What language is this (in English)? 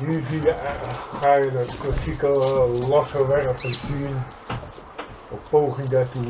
Dutch